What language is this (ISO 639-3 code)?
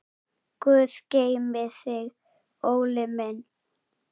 isl